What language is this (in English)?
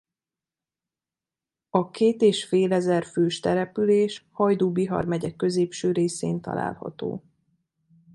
Hungarian